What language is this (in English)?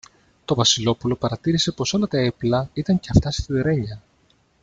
Greek